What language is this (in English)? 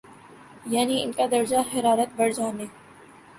Urdu